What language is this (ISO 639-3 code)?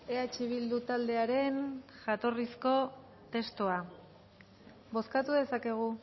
eus